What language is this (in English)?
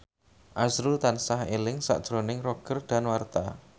Javanese